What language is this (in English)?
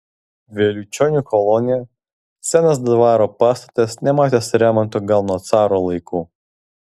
Lithuanian